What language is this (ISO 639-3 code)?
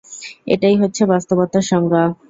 ben